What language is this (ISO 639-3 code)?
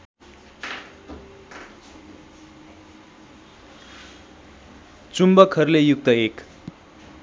nep